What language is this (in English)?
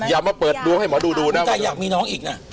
Thai